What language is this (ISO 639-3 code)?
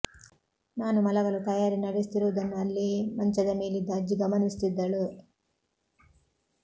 kan